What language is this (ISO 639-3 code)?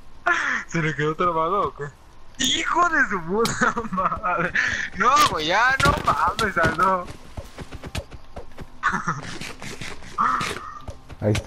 spa